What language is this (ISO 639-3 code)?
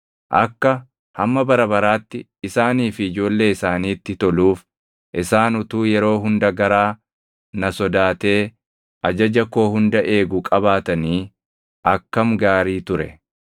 orm